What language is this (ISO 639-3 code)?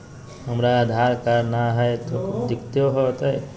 mag